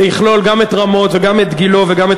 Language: Hebrew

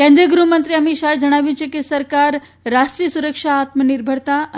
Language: Gujarati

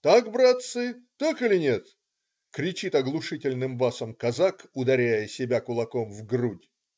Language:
Russian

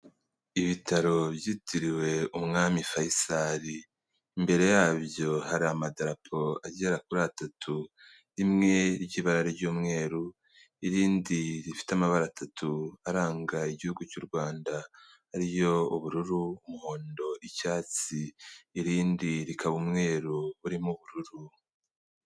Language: Kinyarwanda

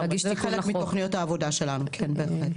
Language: Hebrew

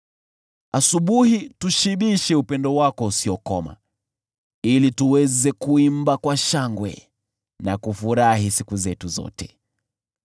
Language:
Swahili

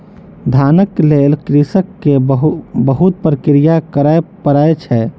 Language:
Maithili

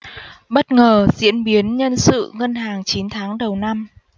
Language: Vietnamese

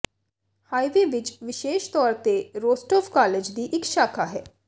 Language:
Punjabi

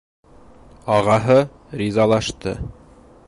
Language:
Bashkir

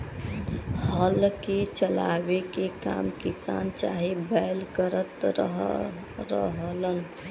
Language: Bhojpuri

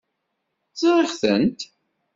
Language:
Kabyle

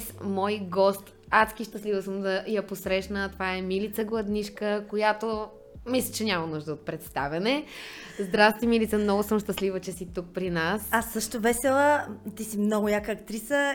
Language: Bulgarian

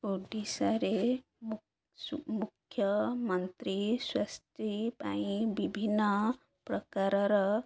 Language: Odia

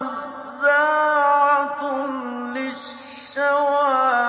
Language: Arabic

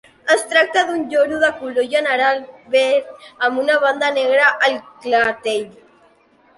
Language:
Catalan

